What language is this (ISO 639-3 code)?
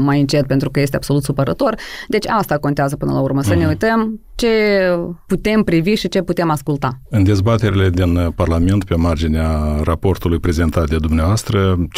ron